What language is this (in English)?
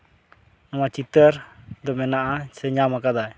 Santali